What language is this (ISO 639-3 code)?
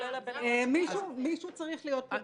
heb